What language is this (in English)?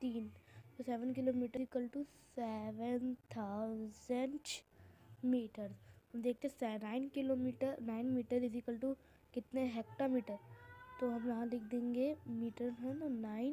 Hindi